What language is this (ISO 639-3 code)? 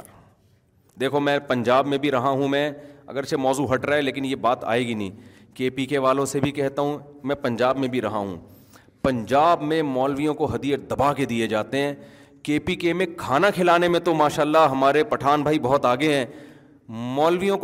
urd